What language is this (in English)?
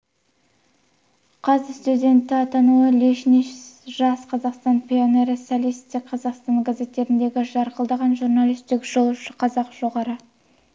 Kazakh